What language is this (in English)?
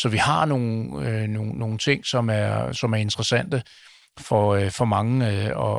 Danish